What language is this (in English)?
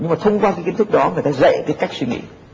Vietnamese